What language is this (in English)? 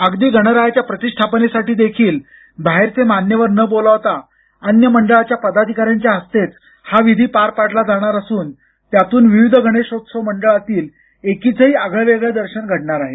Marathi